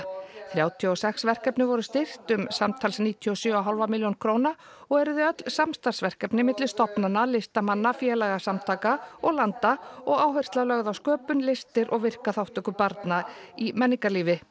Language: Icelandic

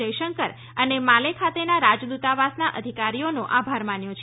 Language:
Gujarati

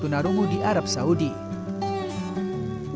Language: Indonesian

